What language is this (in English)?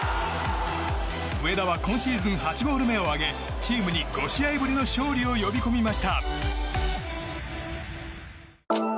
Japanese